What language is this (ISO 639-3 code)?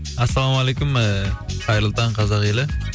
kaz